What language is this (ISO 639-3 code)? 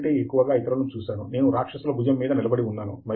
tel